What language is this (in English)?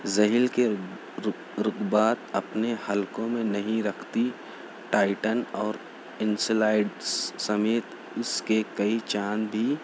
Urdu